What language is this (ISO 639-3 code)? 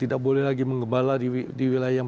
ind